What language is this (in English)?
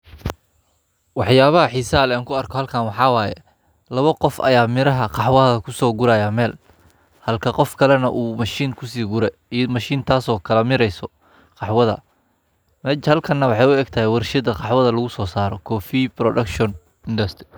Somali